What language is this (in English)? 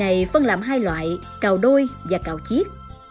Vietnamese